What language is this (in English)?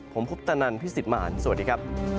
Thai